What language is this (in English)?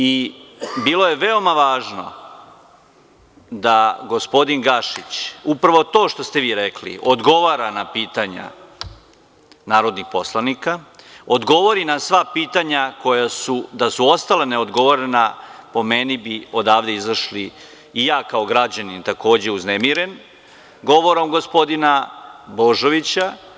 Serbian